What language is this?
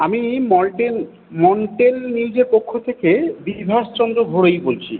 Bangla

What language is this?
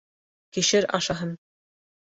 Bashkir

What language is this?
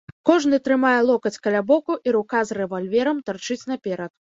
Belarusian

